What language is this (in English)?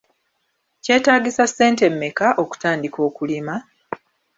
Ganda